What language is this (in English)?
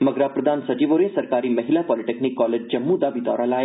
Dogri